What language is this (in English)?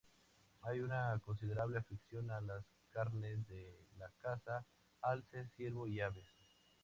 Spanish